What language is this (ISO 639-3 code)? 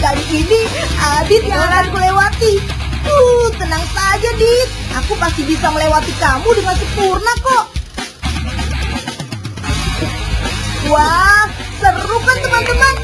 ind